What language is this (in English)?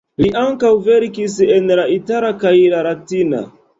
Esperanto